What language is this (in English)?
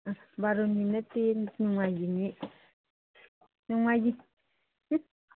Manipuri